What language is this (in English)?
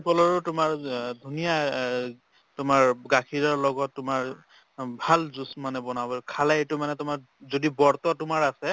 Assamese